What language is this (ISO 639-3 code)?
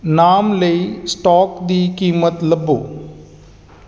pan